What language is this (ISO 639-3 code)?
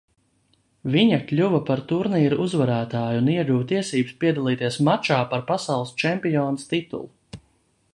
lav